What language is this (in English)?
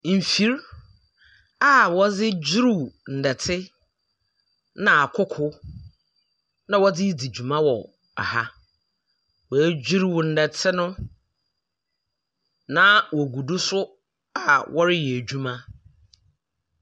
Akan